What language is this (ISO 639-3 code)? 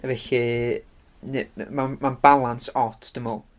cym